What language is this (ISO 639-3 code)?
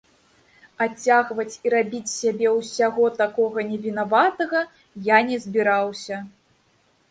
bel